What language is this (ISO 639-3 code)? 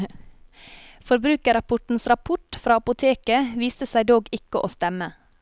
nor